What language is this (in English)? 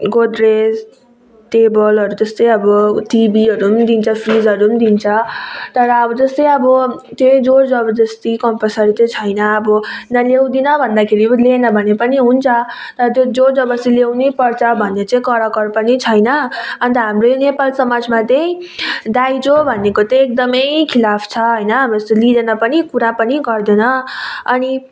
Nepali